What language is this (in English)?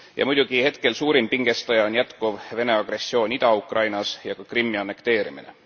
Estonian